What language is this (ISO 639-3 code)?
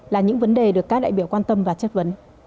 vie